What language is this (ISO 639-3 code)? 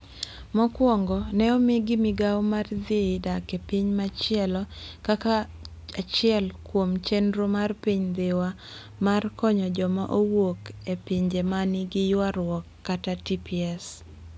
luo